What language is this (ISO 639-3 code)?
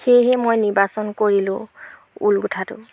asm